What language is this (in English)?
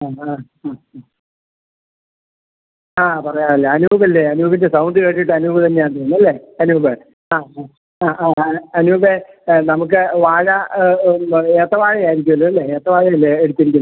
Malayalam